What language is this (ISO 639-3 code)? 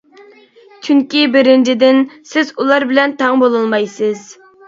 uig